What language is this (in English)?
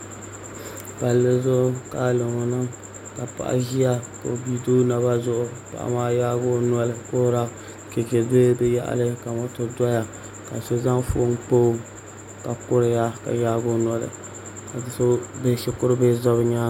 Dagbani